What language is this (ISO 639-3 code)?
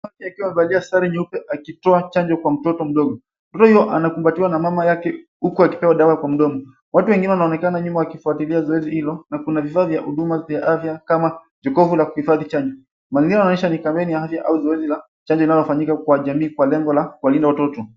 swa